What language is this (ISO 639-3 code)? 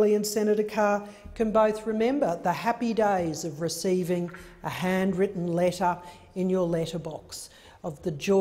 eng